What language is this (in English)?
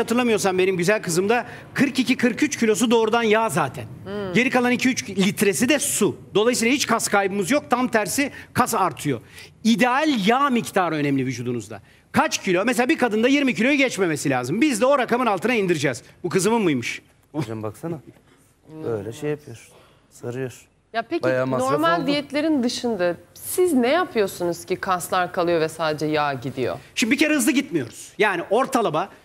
Turkish